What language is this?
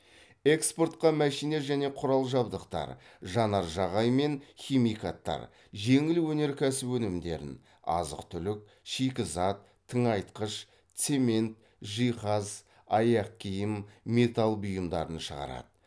Kazakh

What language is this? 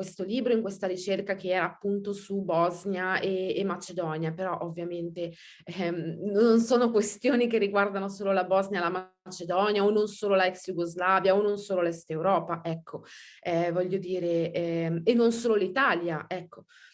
Italian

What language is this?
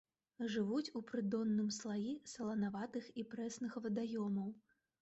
Belarusian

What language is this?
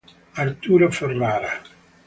Italian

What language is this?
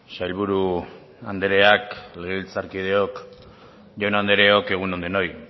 Basque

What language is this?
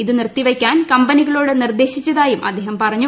Malayalam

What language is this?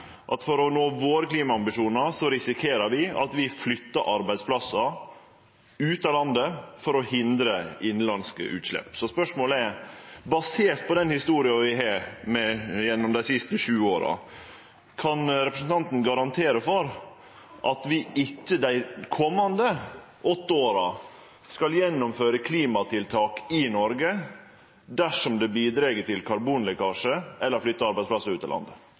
Norwegian Nynorsk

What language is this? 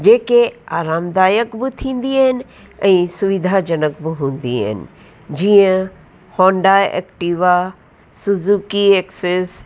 Sindhi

